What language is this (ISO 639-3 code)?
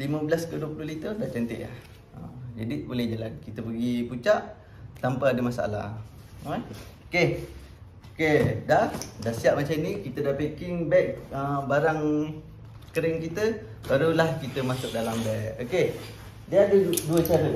msa